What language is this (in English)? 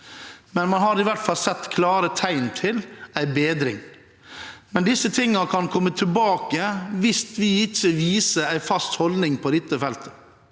Norwegian